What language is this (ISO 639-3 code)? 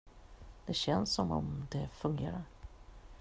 swe